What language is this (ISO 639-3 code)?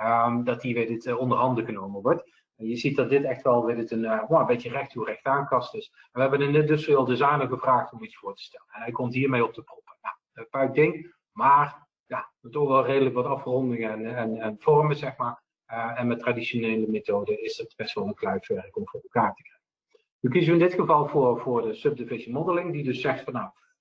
nld